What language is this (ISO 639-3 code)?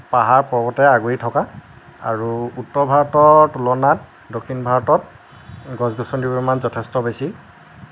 asm